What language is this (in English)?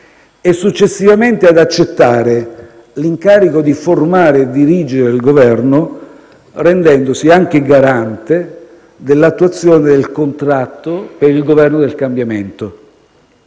Italian